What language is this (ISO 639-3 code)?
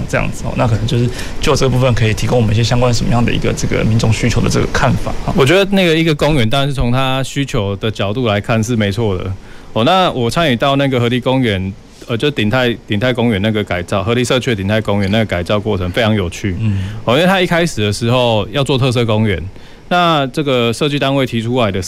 zho